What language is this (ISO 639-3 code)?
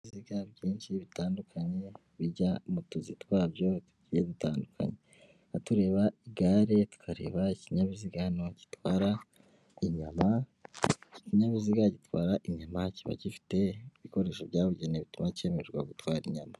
kin